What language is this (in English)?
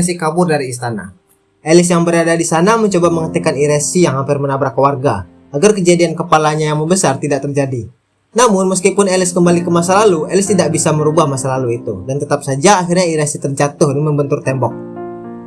Indonesian